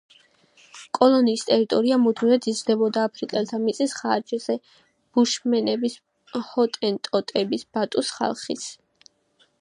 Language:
Georgian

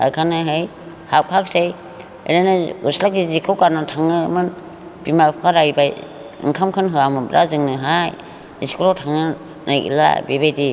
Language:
Bodo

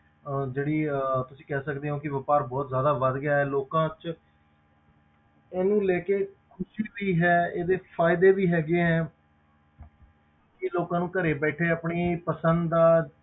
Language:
Punjabi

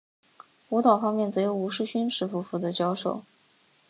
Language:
Chinese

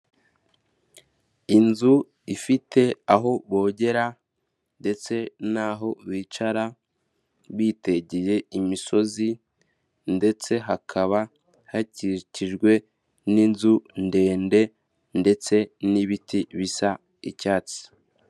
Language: Kinyarwanda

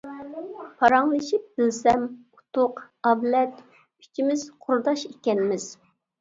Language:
Uyghur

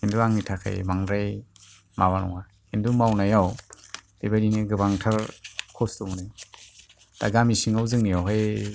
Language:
Bodo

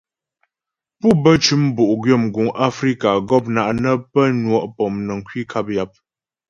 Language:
Ghomala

